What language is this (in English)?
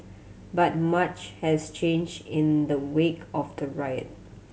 English